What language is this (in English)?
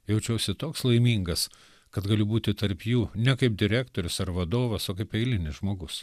Lithuanian